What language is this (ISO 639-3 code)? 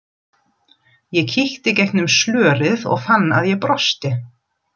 isl